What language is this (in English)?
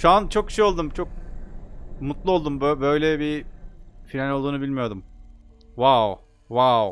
Turkish